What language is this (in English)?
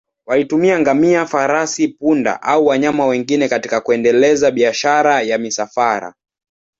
Swahili